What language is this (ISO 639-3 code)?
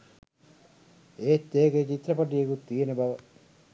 sin